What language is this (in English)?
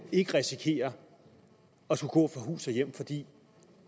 Danish